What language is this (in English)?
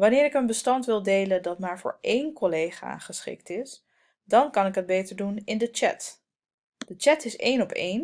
Dutch